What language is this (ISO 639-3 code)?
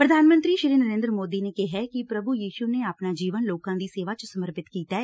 pan